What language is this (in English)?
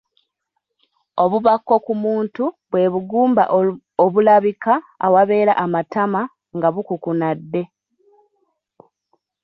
Ganda